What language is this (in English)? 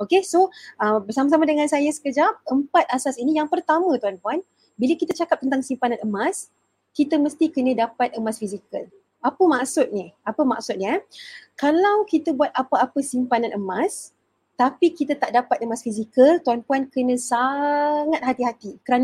Malay